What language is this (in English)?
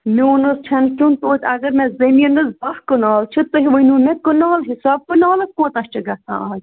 Kashmiri